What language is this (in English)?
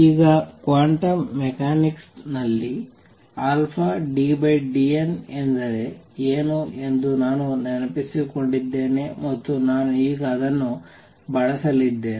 Kannada